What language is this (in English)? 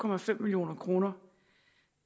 Danish